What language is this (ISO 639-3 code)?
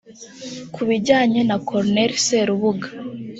kin